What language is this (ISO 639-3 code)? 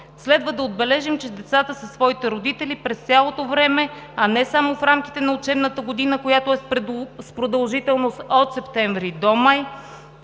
bul